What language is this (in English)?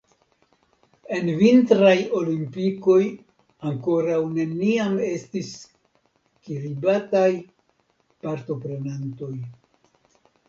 Esperanto